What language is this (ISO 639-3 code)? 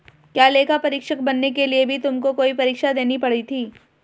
hin